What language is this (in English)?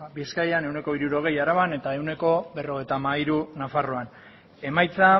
Basque